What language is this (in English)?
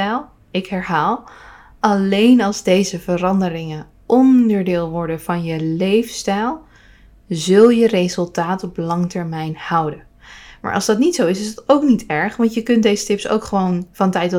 Dutch